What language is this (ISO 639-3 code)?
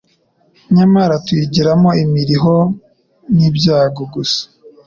kin